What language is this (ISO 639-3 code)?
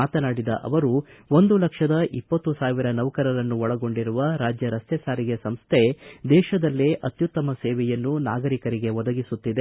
kan